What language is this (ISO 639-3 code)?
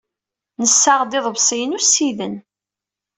kab